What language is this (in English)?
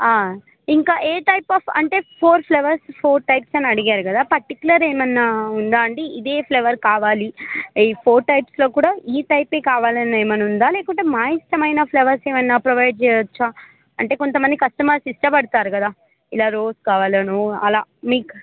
Telugu